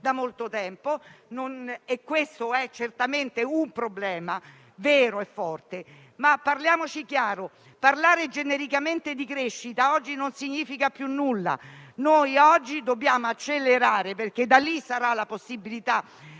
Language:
Italian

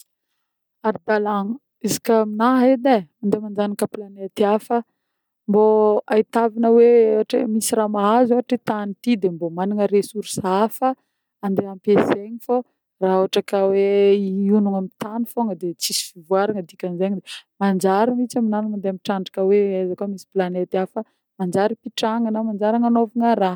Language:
Northern Betsimisaraka Malagasy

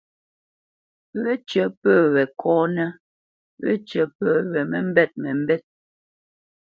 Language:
Bamenyam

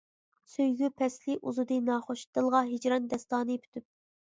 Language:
Uyghur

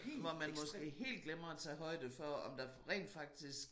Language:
Danish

